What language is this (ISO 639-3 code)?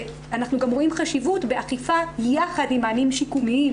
heb